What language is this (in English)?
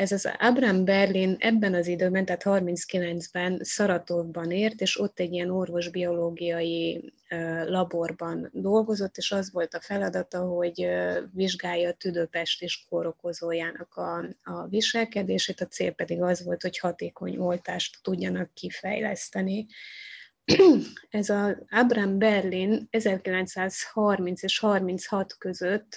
Hungarian